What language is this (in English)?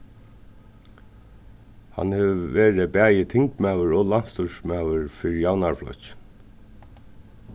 Faroese